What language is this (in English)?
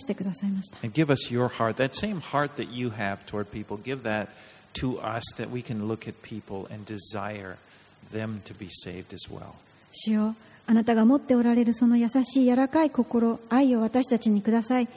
Japanese